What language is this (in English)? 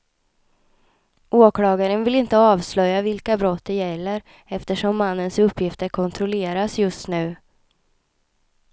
Swedish